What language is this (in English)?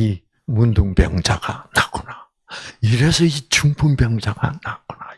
Korean